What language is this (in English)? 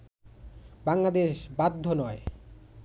Bangla